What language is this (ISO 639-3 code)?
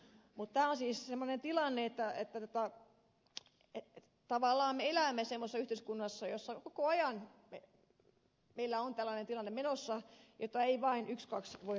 fin